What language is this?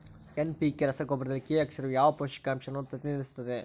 Kannada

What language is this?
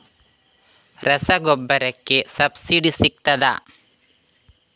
Kannada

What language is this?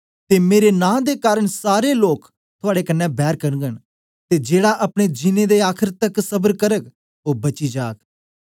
Dogri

